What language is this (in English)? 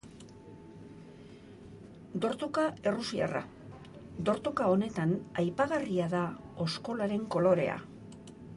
Basque